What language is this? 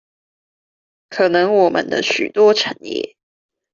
Chinese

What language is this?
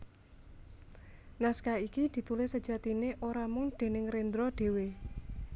Javanese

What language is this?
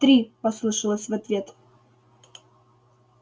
Russian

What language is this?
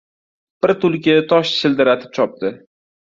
Uzbek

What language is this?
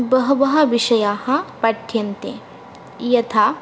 Sanskrit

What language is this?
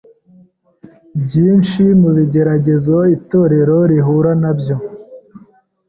Kinyarwanda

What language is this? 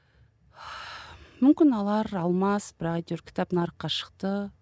Kazakh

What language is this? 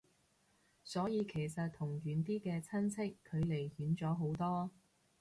Cantonese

